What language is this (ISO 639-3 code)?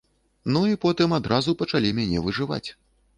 bel